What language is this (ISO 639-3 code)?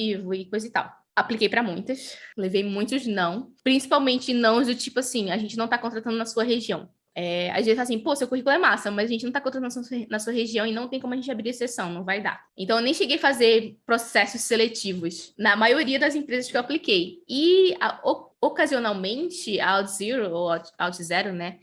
por